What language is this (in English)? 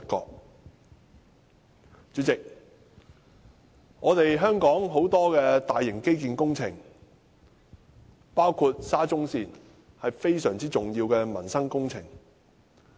Cantonese